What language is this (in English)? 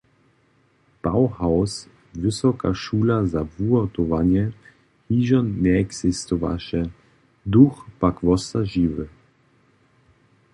Upper Sorbian